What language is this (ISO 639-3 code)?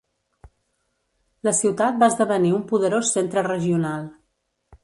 cat